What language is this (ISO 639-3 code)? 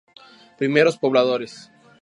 spa